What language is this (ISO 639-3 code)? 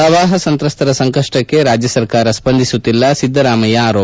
kan